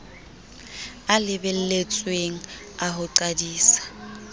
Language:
Southern Sotho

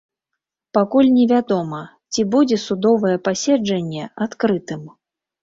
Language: Belarusian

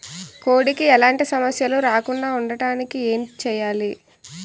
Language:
Telugu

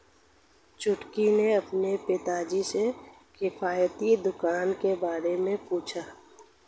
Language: Hindi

